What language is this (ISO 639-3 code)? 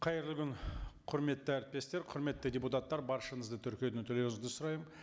kaz